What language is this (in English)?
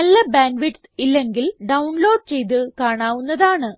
Malayalam